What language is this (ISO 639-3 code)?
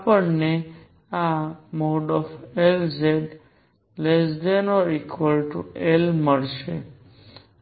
guj